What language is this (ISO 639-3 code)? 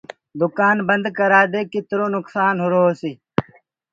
ggg